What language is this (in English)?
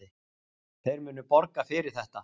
Icelandic